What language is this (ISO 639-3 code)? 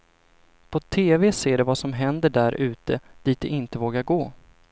swe